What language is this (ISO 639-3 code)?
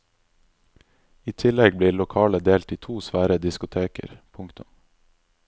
nor